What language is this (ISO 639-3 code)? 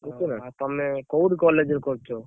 ori